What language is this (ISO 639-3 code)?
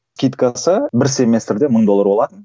kaz